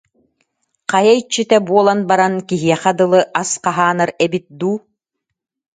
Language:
Yakut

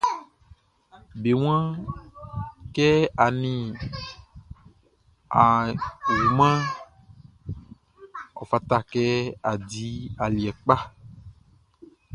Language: Baoulé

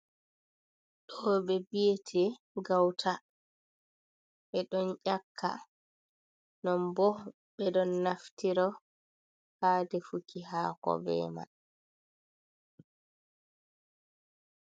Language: Fula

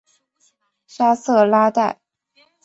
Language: Chinese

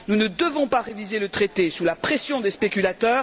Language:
French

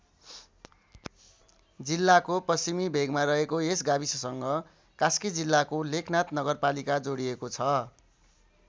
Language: Nepali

